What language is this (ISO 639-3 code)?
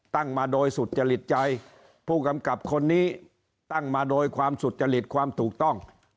tha